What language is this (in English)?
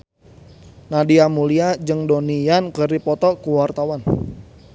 Sundanese